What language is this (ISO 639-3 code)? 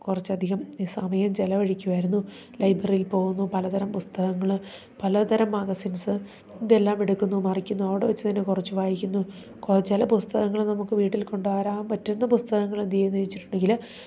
mal